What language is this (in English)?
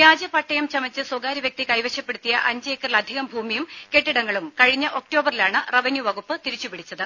Malayalam